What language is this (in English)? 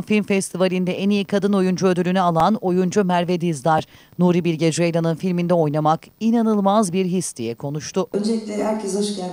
Turkish